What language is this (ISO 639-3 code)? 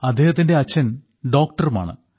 mal